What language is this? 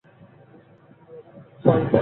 Bangla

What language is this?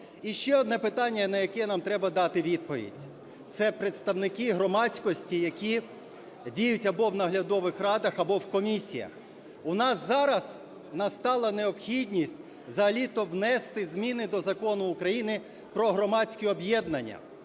Ukrainian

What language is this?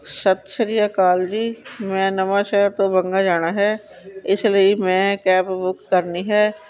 Punjabi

